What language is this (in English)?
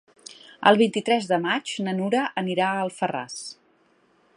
Catalan